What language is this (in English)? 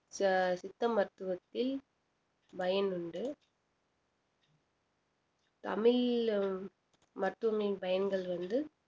Tamil